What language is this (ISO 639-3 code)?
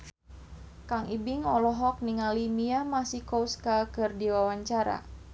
sun